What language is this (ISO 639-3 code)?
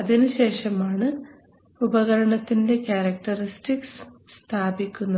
mal